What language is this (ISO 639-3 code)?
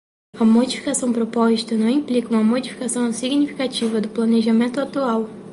por